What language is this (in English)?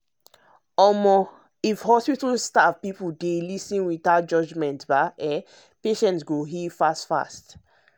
Nigerian Pidgin